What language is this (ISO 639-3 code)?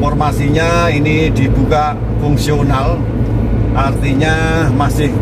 ind